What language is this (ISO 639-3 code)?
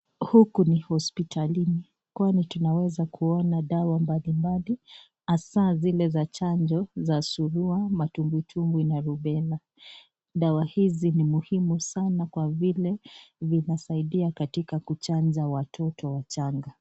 swa